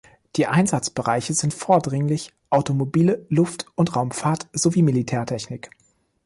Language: German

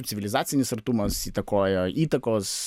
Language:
Lithuanian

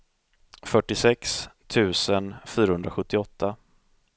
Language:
Swedish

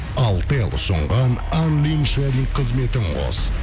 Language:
Kazakh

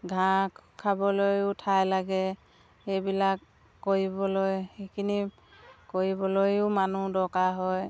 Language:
Assamese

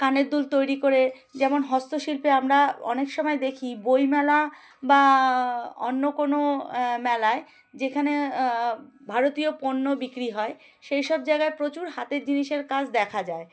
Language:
Bangla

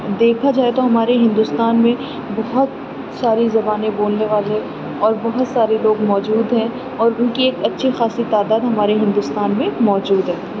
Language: Urdu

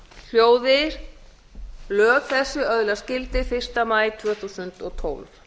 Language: Icelandic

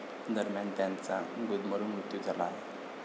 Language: Marathi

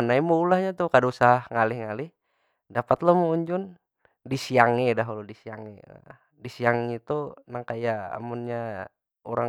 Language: Banjar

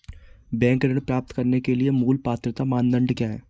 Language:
Hindi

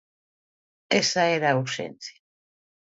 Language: Galician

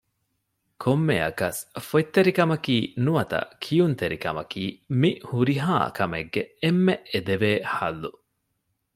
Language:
Divehi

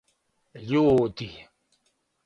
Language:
Serbian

